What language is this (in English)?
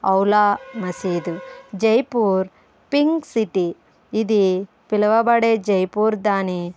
Telugu